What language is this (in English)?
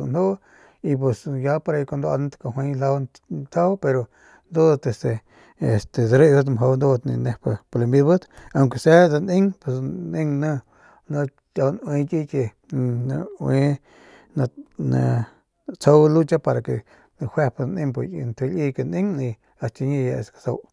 Northern Pame